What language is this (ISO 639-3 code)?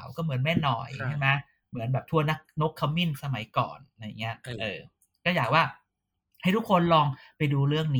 tha